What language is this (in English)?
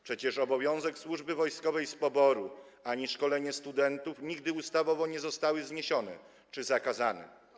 Polish